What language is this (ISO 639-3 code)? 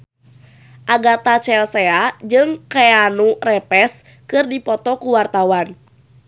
sun